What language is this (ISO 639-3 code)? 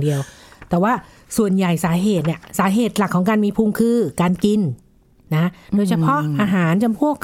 tha